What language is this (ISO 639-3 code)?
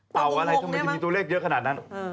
tha